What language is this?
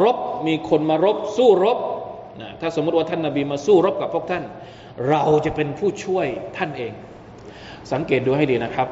Thai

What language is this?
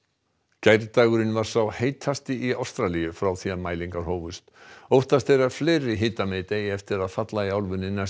Icelandic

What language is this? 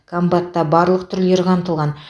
Kazakh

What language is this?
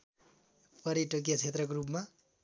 Nepali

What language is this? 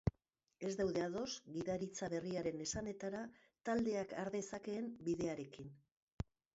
Basque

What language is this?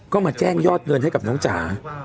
Thai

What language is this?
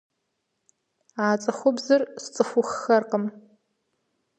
Kabardian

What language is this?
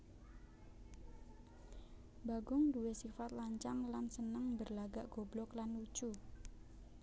Javanese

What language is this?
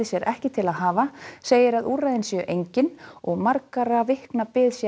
Icelandic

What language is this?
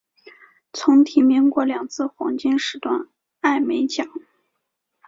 Chinese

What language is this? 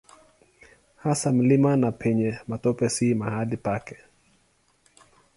Swahili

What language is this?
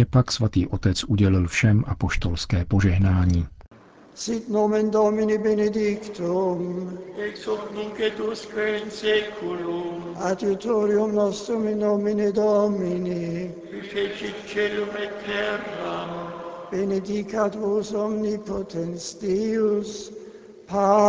Czech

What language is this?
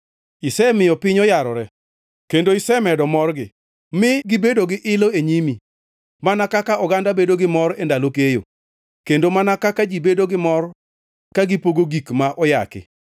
Luo (Kenya and Tanzania)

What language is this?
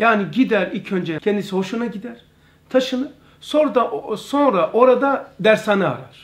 Turkish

